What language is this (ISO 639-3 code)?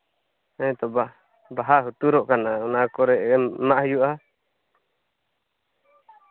sat